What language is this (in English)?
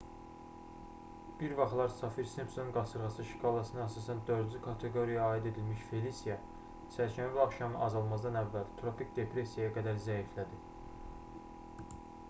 Azerbaijani